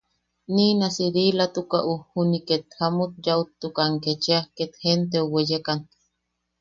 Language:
Yaqui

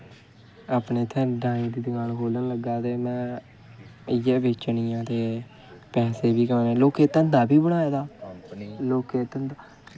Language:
Dogri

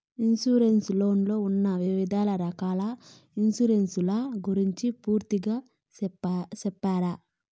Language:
Telugu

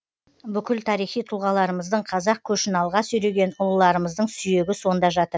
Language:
Kazakh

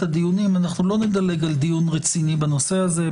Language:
Hebrew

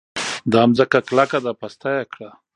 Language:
Pashto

